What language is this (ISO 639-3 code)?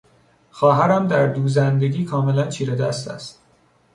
fas